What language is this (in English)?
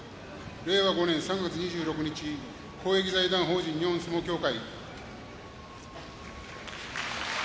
Japanese